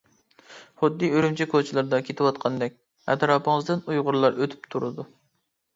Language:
Uyghur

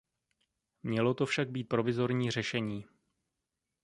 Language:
Czech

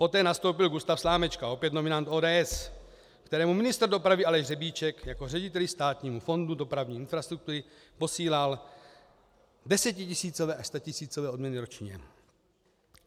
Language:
Czech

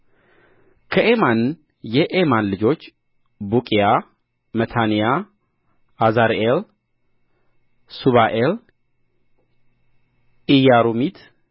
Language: Amharic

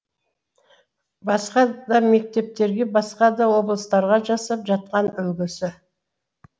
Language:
Kazakh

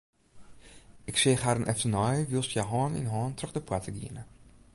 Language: Western Frisian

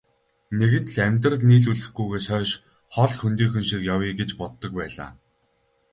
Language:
Mongolian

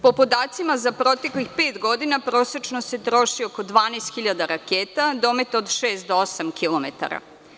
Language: Serbian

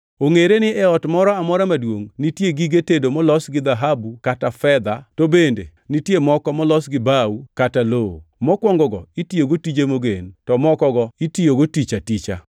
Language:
Luo (Kenya and Tanzania)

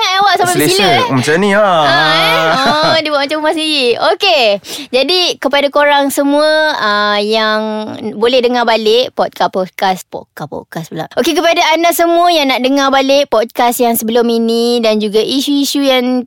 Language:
Malay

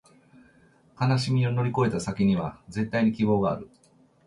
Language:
Japanese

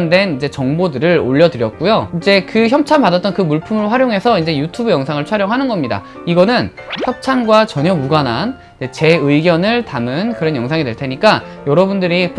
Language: Korean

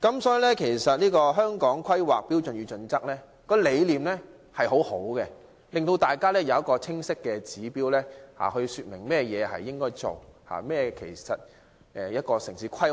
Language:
Cantonese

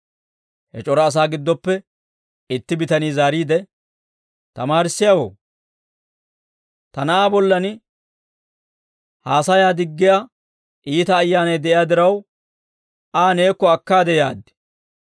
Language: Dawro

